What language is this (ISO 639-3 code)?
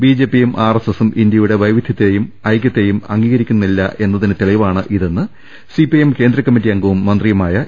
mal